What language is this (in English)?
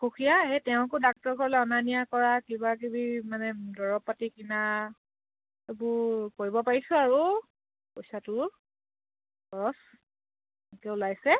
Assamese